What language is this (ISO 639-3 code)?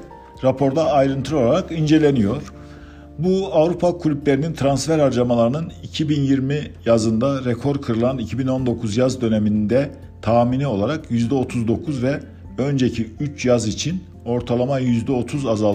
tur